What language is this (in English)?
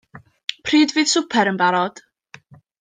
Welsh